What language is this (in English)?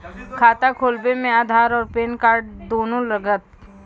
Maithili